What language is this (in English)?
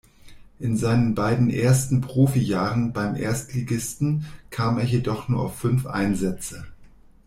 German